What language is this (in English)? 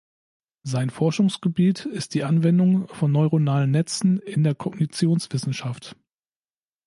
German